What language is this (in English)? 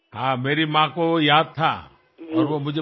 Bangla